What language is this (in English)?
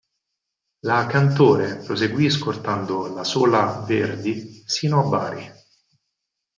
Italian